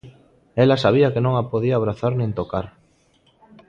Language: Galician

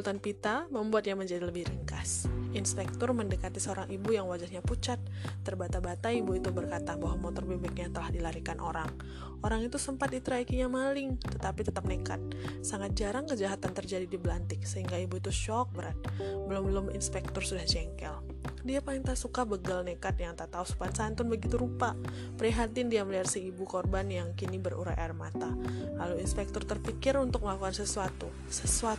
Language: Indonesian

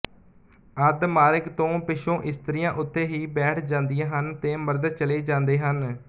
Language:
Punjabi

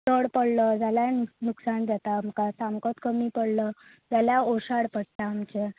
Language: Konkani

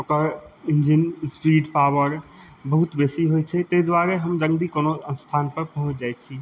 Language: Maithili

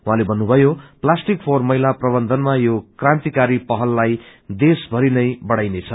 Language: Nepali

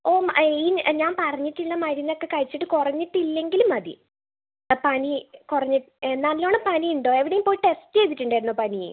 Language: Malayalam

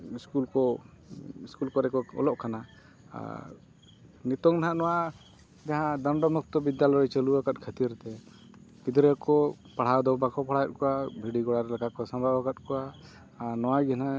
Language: Santali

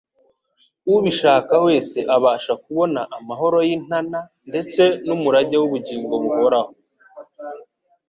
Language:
Kinyarwanda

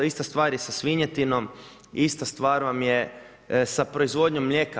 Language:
Croatian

